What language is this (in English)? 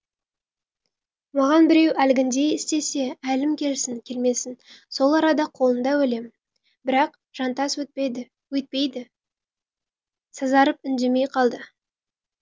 Kazakh